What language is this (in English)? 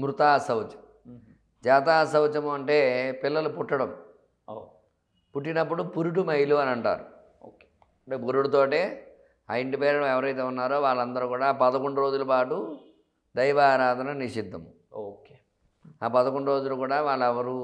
Telugu